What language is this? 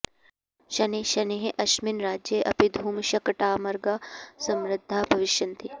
Sanskrit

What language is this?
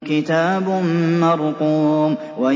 Arabic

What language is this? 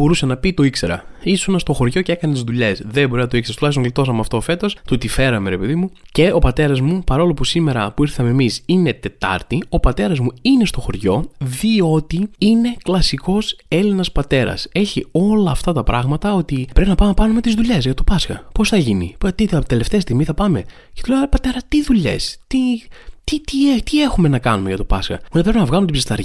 Greek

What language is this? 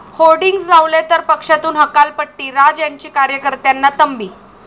Marathi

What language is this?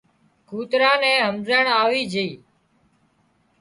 Wadiyara Koli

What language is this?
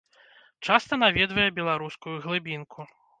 Belarusian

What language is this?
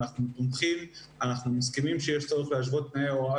Hebrew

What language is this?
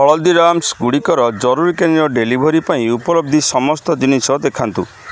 Odia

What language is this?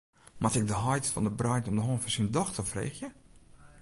Western Frisian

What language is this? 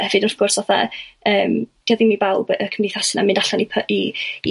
Welsh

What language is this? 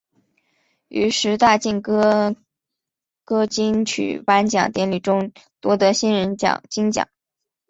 Chinese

